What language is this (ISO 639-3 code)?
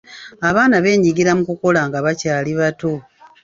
lug